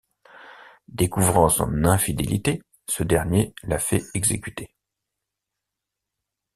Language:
French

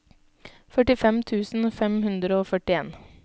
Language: Norwegian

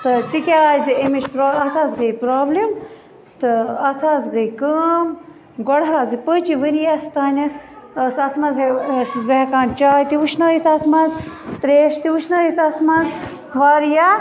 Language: Kashmiri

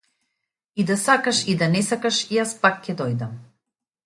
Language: Macedonian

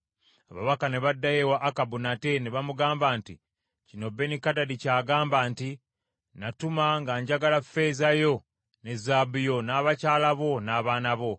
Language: Ganda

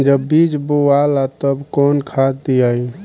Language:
Bhojpuri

